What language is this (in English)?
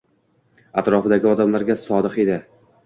Uzbek